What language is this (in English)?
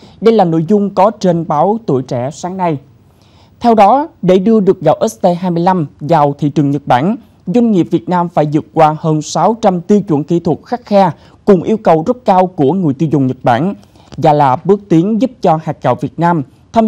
Vietnamese